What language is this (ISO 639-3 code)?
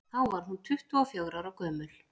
isl